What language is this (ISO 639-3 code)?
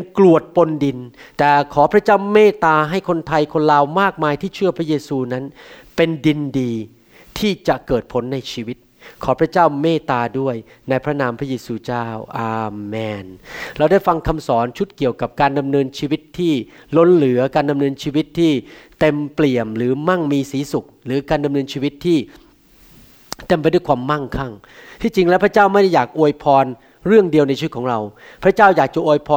tha